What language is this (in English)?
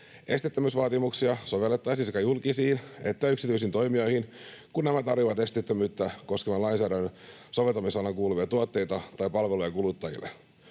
Finnish